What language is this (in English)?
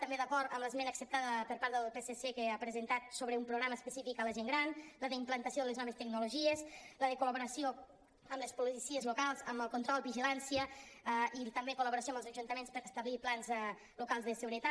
Catalan